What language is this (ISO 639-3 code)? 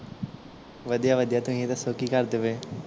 pan